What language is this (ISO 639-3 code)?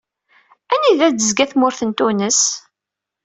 kab